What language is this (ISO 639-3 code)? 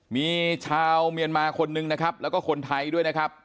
tha